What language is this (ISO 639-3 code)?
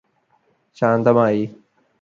mal